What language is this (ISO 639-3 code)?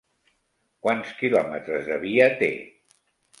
cat